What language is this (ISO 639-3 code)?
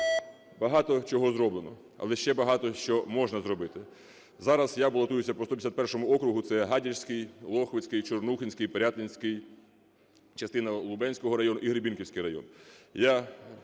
ukr